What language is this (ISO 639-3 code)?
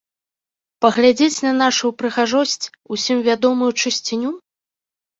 bel